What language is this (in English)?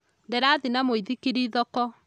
Kikuyu